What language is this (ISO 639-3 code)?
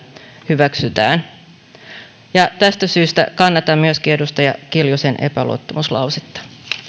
fin